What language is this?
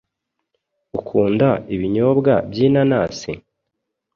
Kinyarwanda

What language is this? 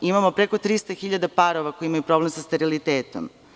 Serbian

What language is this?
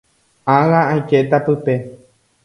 Guarani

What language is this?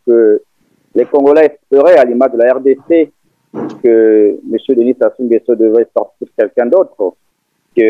French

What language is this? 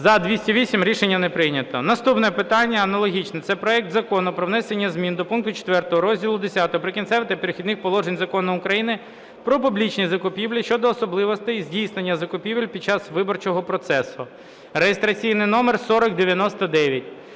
Ukrainian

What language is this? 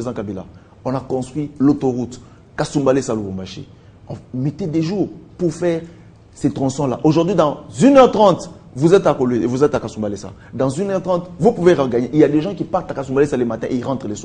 French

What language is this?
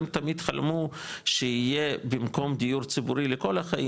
Hebrew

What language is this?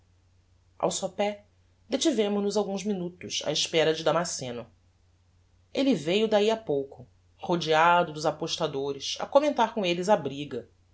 Portuguese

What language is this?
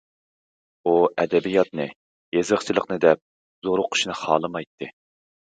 Uyghur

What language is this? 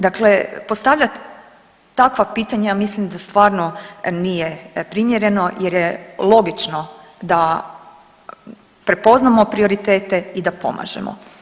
Croatian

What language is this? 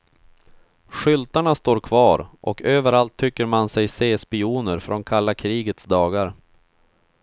Swedish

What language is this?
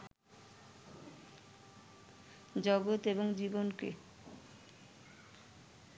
Bangla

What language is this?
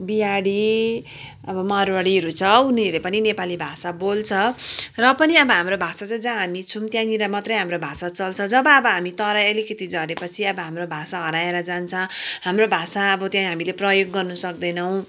Nepali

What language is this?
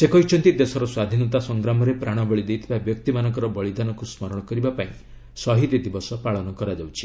Odia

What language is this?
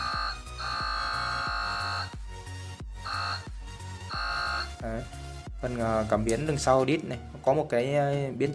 Vietnamese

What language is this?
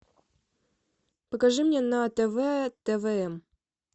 Russian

